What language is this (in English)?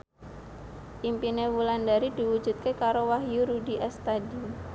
Javanese